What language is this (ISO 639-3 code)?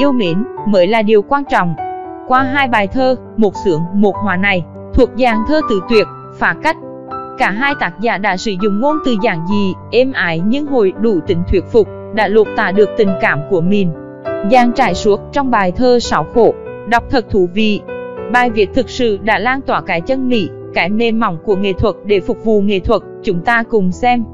vie